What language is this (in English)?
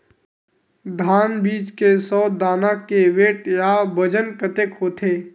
Chhattisgarhi